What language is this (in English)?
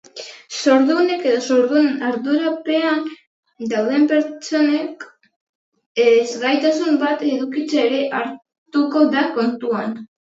Basque